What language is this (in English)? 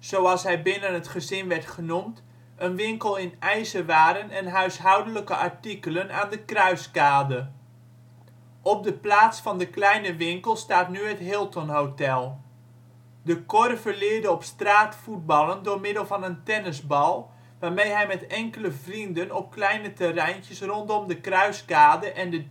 Dutch